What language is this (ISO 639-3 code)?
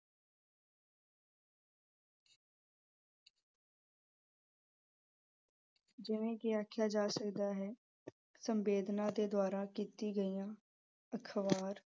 pan